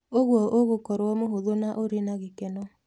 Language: Kikuyu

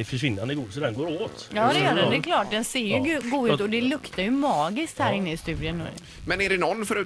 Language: Swedish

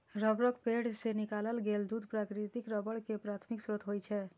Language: Maithili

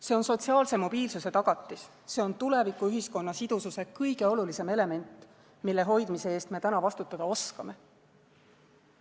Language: Estonian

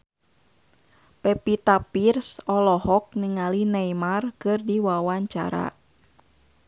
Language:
Sundanese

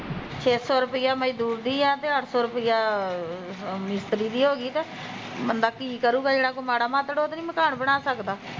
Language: Punjabi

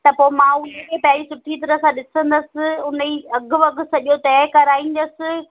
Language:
Sindhi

